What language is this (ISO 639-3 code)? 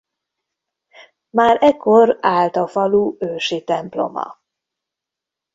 hun